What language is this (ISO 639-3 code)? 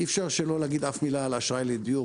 heb